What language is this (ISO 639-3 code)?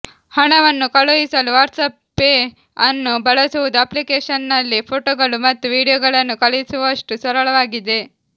kan